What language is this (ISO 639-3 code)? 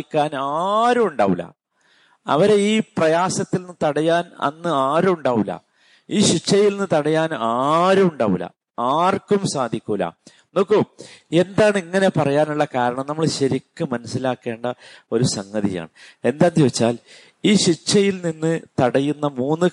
mal